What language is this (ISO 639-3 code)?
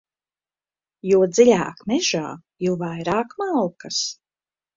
lav